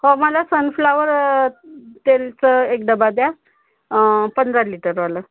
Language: Marathi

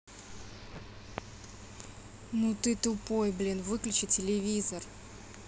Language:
Russian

